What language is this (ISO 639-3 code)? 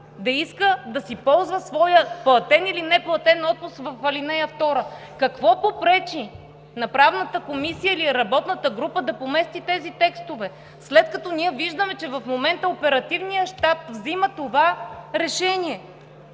bul